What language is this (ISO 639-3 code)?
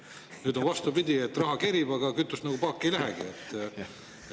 est